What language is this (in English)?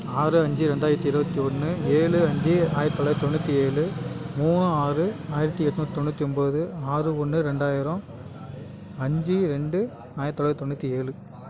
Tamil